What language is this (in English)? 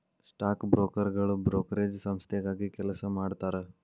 Kannada